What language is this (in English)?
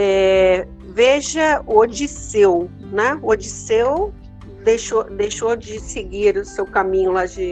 Portuguese